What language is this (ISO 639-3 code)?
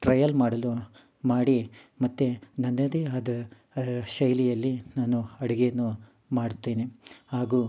kan